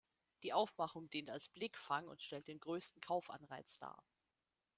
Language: German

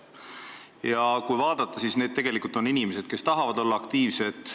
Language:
Estonian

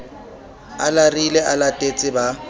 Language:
Southern Sotho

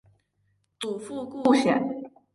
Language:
Chinese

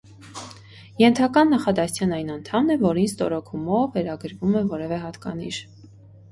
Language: Armenian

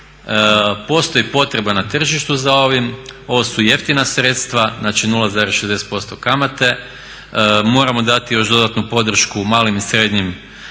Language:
Croatian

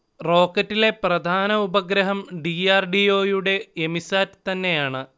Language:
Malayalam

